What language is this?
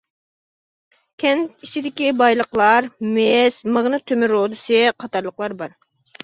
Uyghur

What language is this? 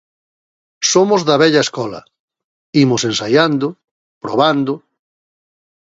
Galician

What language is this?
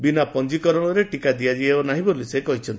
Odia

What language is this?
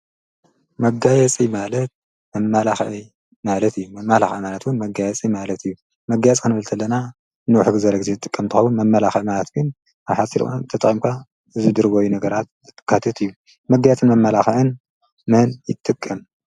Tigrinya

